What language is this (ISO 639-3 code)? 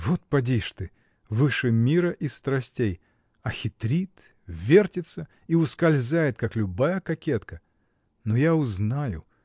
rus